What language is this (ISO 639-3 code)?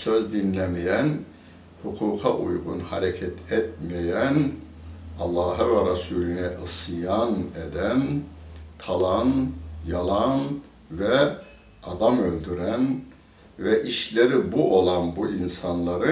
tur